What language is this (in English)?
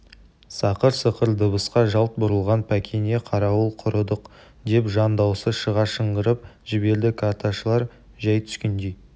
Kazakh